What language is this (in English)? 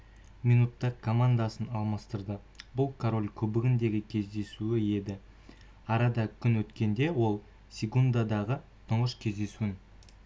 Kazakh